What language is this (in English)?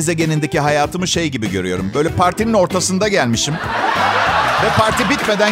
Turkish